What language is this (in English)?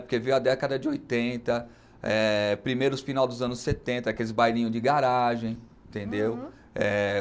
Portuguese